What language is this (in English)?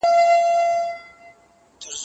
Pashto